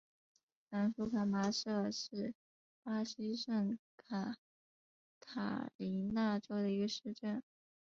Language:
Chinese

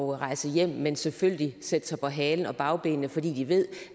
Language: Danish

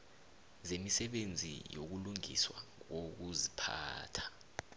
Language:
South Ndebele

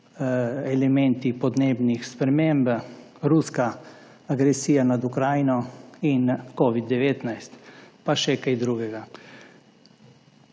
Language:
Slovenian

